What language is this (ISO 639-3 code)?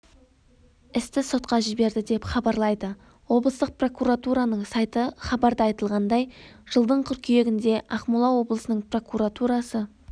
kaz